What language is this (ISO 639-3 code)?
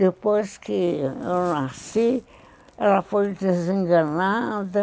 por